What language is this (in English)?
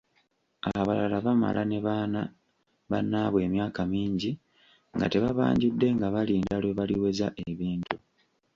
Ganda